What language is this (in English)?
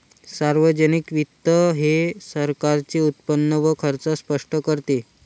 Marathi